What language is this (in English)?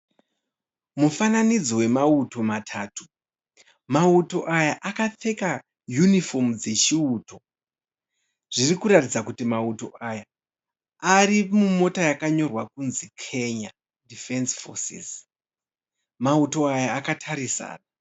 Shona